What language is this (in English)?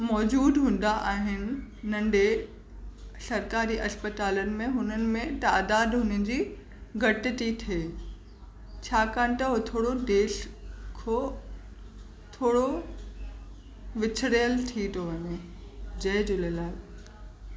Sindhi